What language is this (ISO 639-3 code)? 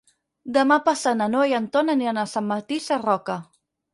cat